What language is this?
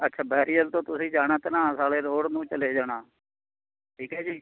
Punjabi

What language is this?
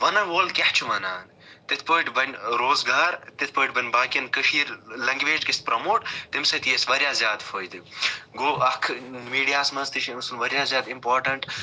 Kashmiri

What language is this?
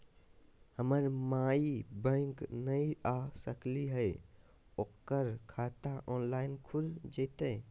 Magahi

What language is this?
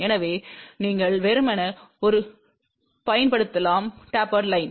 Tamil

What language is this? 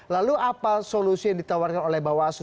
Indonesian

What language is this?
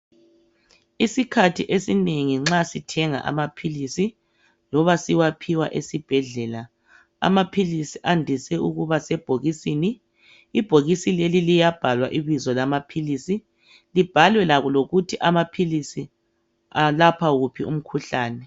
North Ndebele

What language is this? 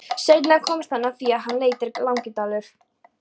Icelandic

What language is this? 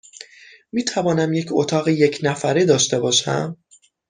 Persian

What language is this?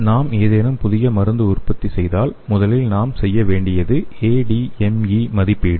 Tamil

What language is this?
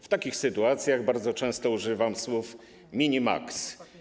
Polish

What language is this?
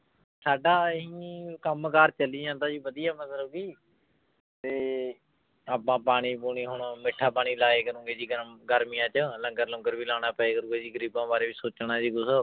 Punjabi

